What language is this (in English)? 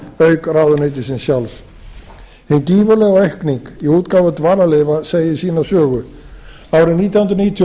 Icelandic